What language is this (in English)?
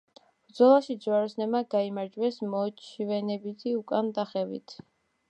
Georgian